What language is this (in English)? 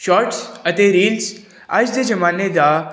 Punjabi